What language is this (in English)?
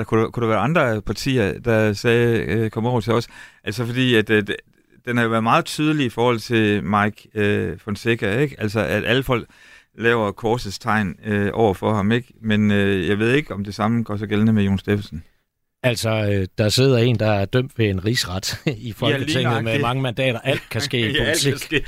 Danish